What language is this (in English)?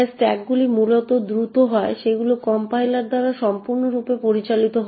Bangla